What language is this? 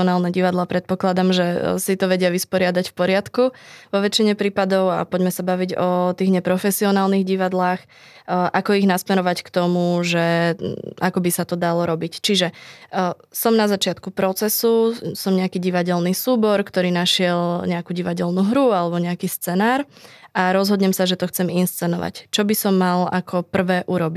Slovak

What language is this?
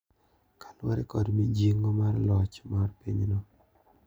Luo (Kenya and Tanzania)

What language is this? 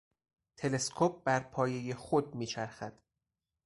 Persian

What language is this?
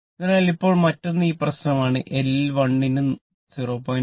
Malayalam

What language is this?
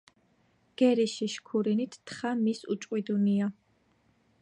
Georgian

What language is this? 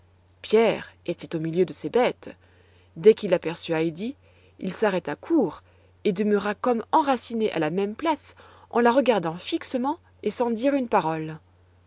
French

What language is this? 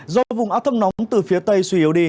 Vietnamese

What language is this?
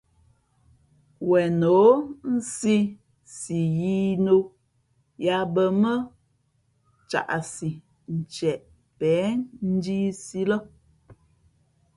Fe'fe'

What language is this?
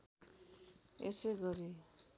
Nepali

